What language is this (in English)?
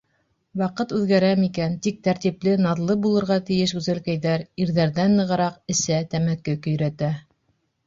Bashkir